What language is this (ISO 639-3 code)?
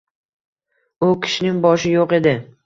uzb